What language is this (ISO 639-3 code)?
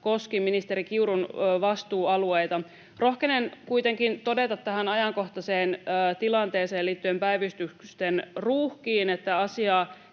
fin